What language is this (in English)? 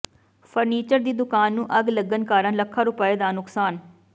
Punjabi